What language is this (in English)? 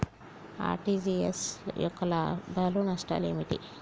Telugu